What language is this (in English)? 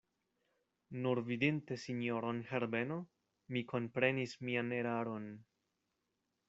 Esperanto